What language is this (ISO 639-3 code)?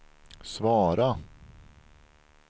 swe